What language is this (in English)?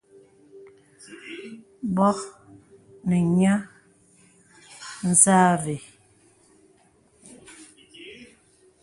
Bebele